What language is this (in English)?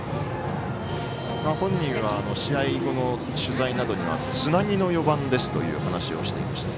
Japanese